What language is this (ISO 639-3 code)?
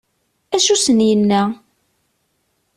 kab